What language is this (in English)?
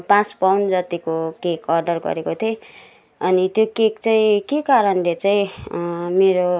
Nepali